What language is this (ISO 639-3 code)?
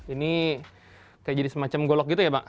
ind